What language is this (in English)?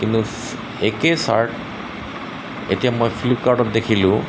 Assamese